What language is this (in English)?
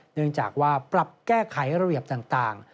Thai